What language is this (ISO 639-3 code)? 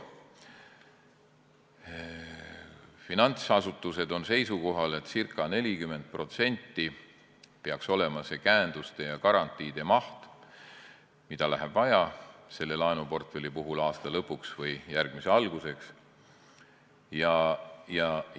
est